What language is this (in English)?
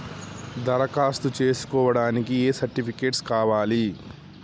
Telugu